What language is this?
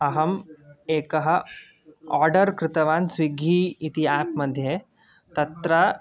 Sanskrit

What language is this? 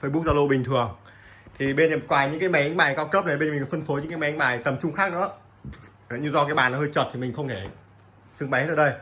Vietnamese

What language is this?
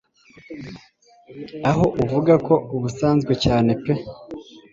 Kinyarwanda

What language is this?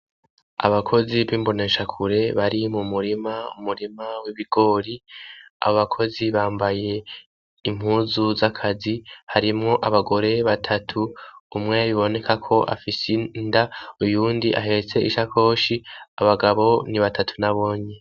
Rundi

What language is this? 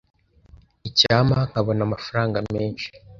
Kinyarwanda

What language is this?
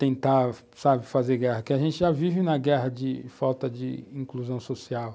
Portuguese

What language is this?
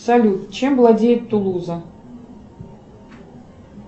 Russian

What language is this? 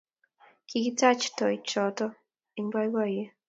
Kalenjin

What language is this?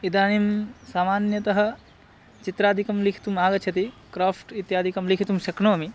Sanskrit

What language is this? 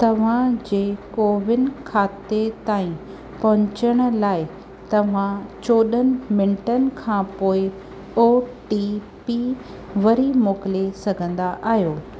Sindhi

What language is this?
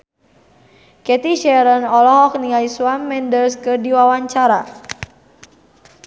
Sundanese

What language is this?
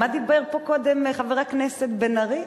Hebrew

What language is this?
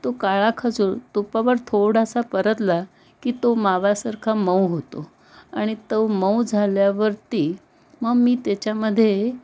Marathi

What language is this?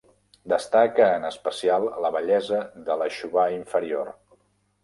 Catalan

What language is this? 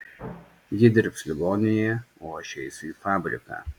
Lithuanian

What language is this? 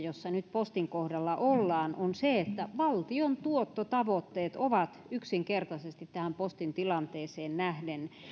Finnish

